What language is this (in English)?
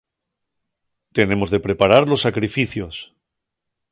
Asturian